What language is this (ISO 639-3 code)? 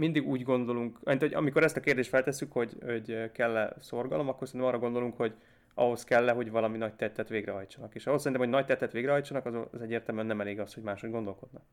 hun